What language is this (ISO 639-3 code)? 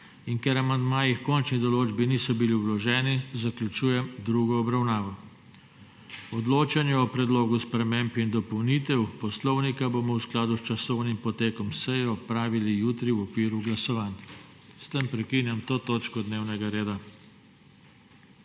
slv